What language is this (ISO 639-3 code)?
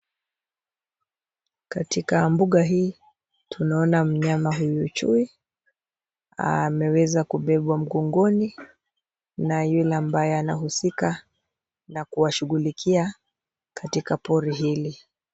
swa